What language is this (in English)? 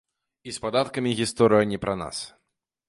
Belarusian